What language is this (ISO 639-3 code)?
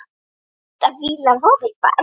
isl